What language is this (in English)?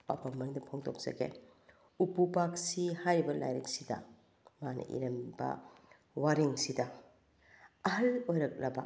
Manipuri